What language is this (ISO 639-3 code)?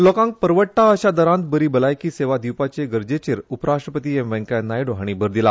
kok